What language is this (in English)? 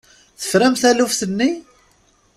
Kabyle